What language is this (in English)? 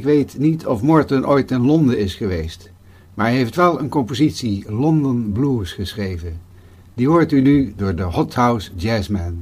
Dutch